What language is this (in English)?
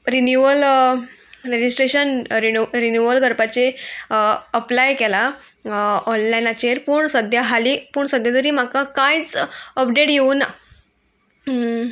Konkani